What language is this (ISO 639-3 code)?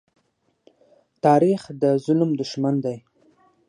pus